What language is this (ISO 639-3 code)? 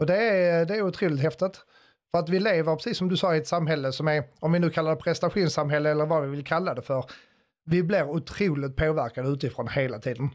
swe